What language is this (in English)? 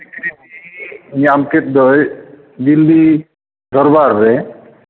Santali